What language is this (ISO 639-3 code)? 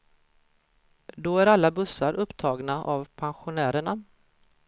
swe